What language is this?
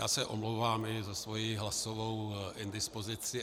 Czech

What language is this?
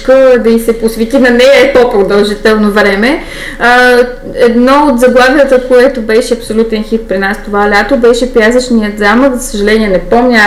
Bulgarian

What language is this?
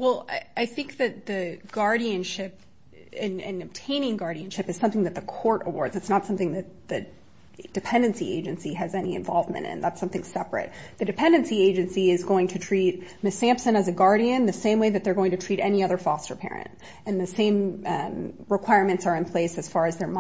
English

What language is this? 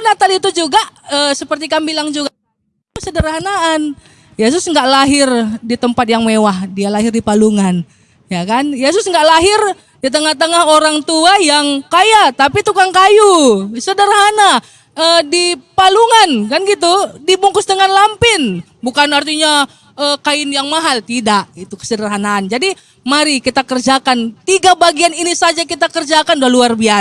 Indonesian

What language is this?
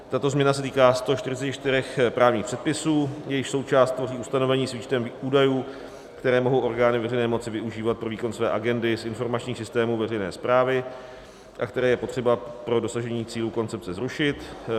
Czech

